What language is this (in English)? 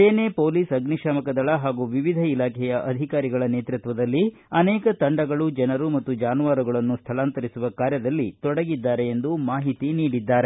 Kannada